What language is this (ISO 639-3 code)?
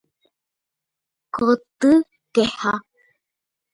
grn